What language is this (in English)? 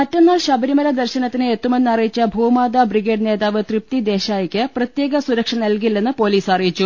Malayalam